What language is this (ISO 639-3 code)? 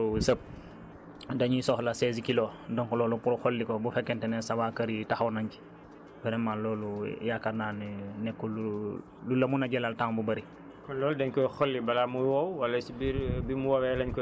wol